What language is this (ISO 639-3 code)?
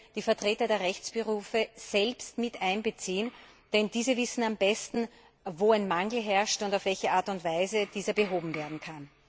deu